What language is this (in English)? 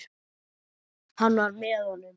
Icelandic